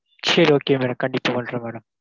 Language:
Tamil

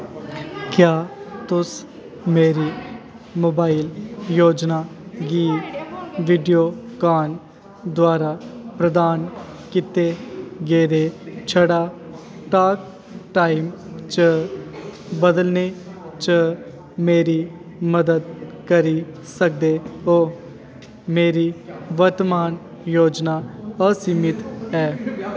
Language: Dogri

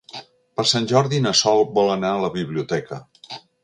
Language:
Catalan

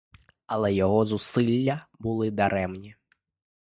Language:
Ukrainian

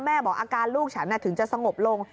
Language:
Thai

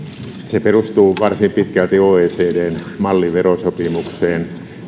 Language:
Finnish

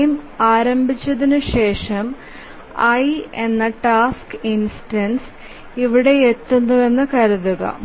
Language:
Malayalam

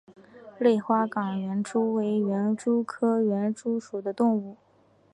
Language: Chinese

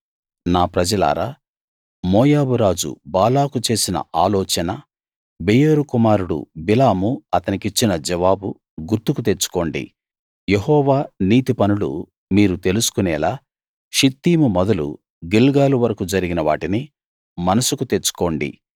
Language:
Telugu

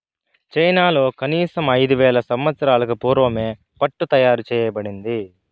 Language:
Telugu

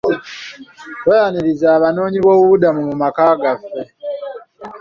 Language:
Ganda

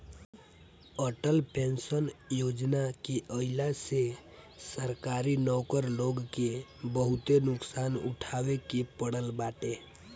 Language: Bhojpuri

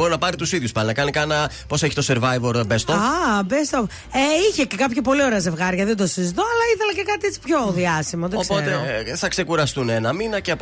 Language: Greek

